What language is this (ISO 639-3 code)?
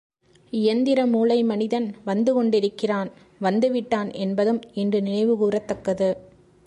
tam